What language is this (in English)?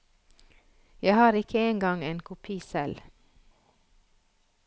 Norwegian